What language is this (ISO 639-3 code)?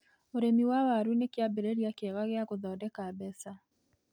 kik